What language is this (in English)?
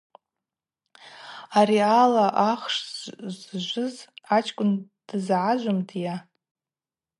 Abaza